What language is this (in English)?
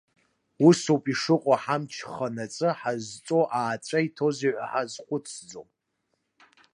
Abkhazian